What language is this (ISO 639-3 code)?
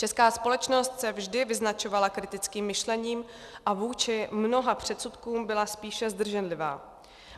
ces